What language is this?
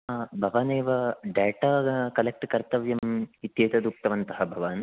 Sanskrit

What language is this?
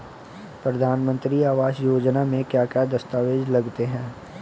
Hindi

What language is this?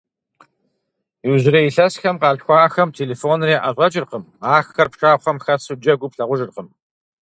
Kabardian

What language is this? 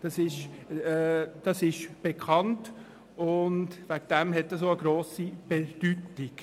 Swiss German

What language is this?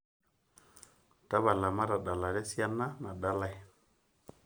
Masai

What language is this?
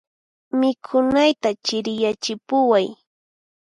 Puno Quechua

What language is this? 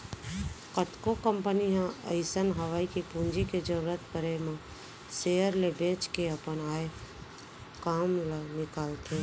Chhattisgarhi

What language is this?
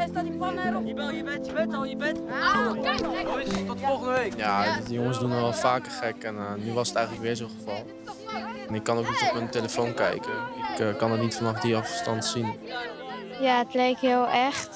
Dutch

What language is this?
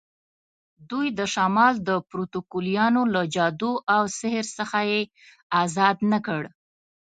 Pashto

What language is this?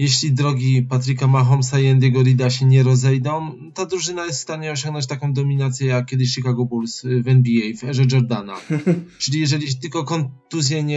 Polish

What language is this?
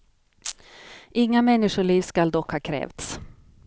Swedish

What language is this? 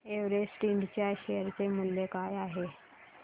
Marathi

